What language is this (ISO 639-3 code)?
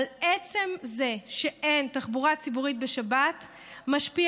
heb